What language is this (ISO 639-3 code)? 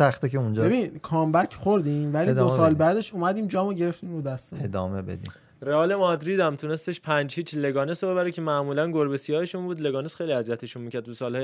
fas